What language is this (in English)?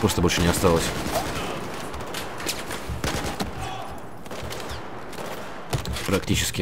Russian